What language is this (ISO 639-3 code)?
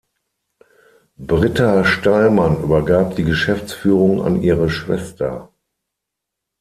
deu